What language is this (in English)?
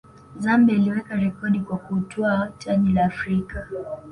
Swahili